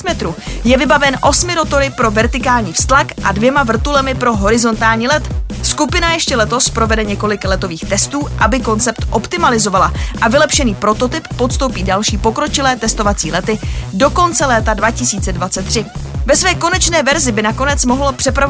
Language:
Czech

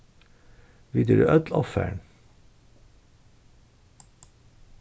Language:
Faroese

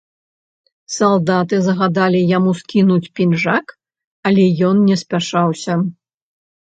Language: Belarusian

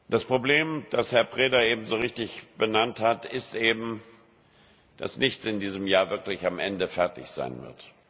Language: German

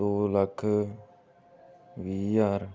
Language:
Punjabi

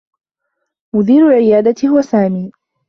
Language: Arabic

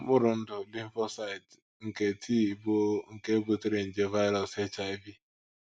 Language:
Igbo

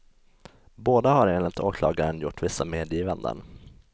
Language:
Swedish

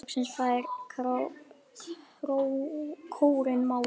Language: Icelandic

